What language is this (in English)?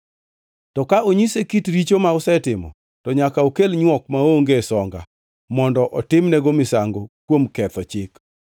Luo (Kenya and Tanzania)